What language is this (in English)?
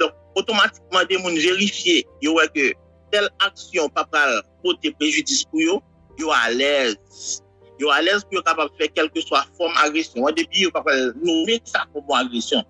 French